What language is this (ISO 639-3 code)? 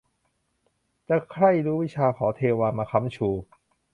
tha